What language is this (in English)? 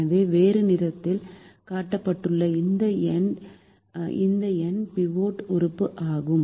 Tamil